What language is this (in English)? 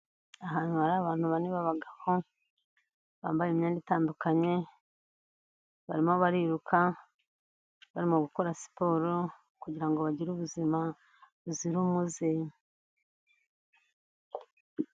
Kinyarwanda